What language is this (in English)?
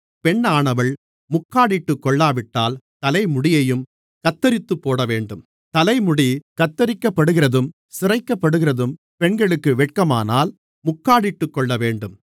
Tamil